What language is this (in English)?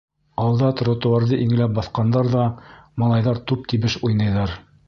Bashkir